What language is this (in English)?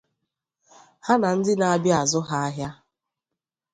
Igbo